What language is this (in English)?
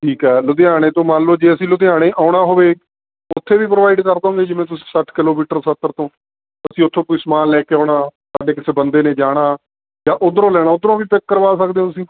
Punjabi